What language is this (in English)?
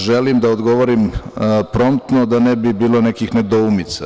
Serbian